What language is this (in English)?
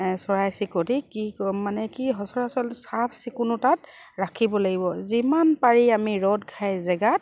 Assamese